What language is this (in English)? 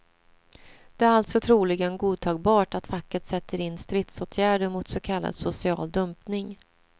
Swedish